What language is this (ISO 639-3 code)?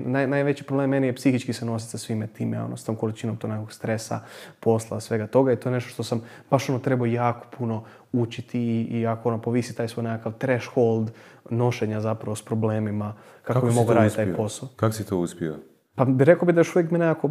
hrv